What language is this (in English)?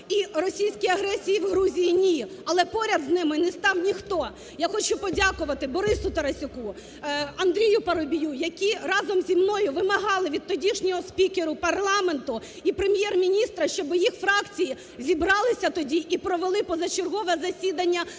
Ukrainian